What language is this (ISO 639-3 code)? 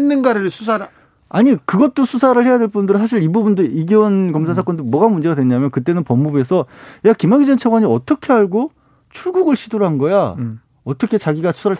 kor